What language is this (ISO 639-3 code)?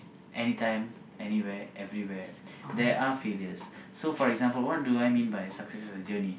eng